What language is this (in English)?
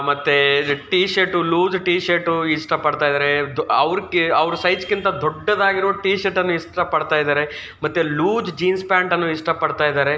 Kannada